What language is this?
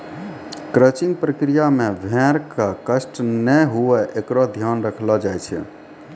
Maithili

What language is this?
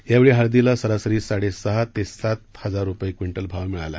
Marathi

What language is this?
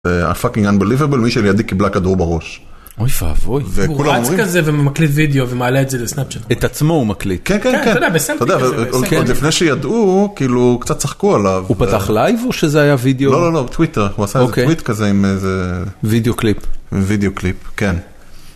Hebrew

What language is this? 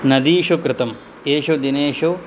Sanskrit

